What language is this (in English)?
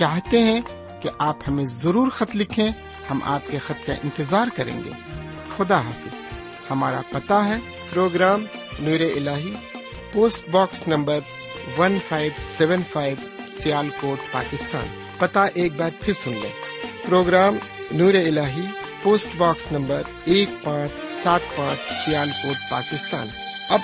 Urdu